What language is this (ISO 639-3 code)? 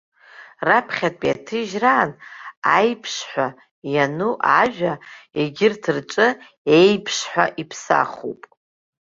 abk